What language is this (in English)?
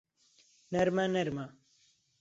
Central Kurdish